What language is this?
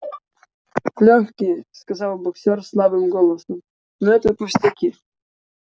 Russian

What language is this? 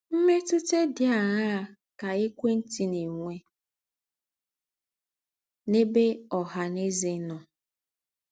Igbo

